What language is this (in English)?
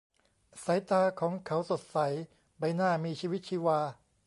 Thai